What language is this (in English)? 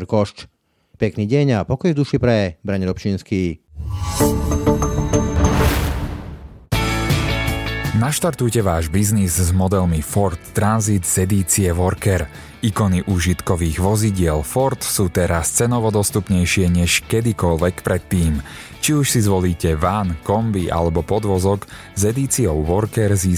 Slovak